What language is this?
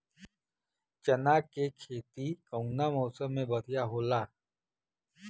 Bhojpuri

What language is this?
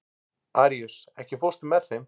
Icelandic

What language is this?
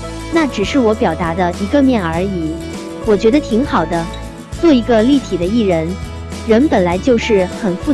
Chinese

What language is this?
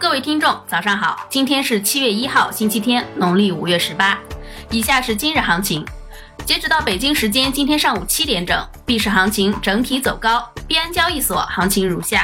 Chinese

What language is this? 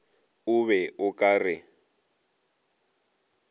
Northern Sotho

